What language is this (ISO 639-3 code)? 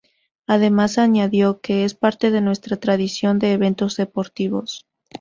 spa